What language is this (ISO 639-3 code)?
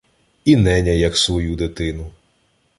ukr